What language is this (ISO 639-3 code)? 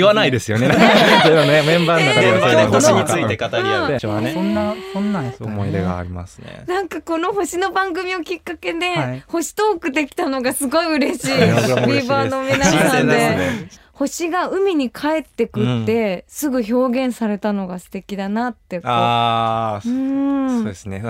jpn